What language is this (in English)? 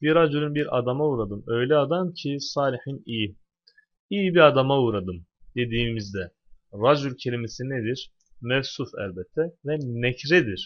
Turkish